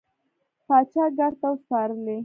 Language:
Pashto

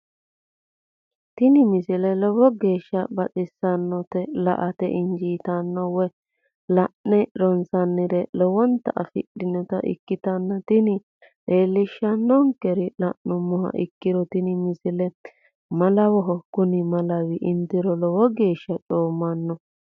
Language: Sidamo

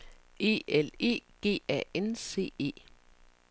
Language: Danish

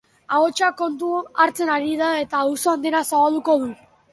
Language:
Basque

